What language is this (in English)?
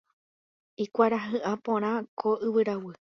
Guarani